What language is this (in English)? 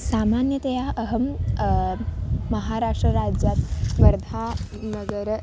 Sanskrit